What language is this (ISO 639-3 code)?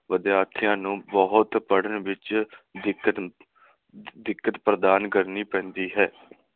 pan